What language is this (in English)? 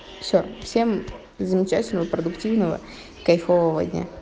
Russian